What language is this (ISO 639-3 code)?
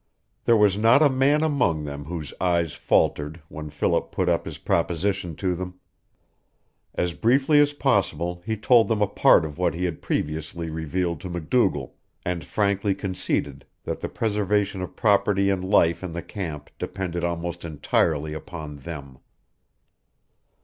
eng